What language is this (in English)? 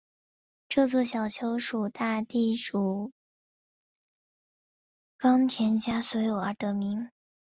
Chinese